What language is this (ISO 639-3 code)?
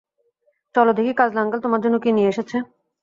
ben